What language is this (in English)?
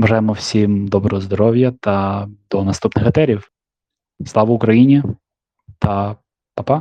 Ukrainian